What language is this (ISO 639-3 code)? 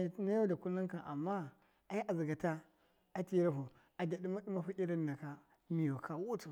mkf